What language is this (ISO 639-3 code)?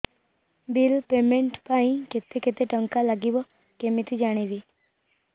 ori